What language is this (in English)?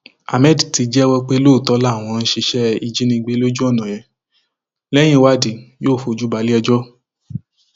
Yoruba